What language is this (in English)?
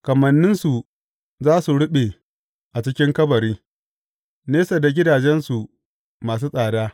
Hausa